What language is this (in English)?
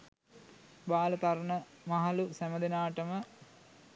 Sinhala